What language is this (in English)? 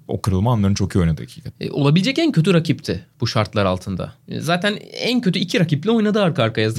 Turkish